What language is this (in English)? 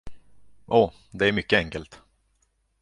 Swedish